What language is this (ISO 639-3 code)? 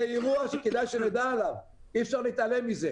heb